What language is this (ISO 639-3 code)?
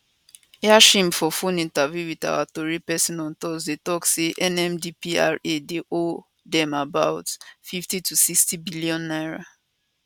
pcm